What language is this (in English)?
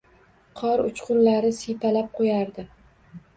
Uzbek